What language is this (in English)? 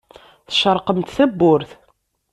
Kabyle